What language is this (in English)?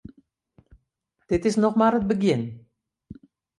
Western Frisian